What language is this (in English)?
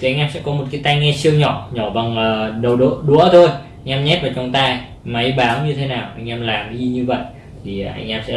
Vietnamese